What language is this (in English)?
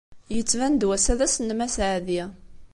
Kabyle